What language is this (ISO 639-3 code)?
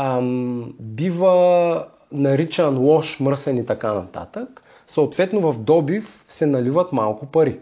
bul